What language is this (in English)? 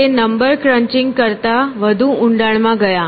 Gujarati